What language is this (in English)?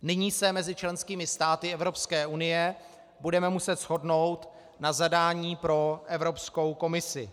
Czech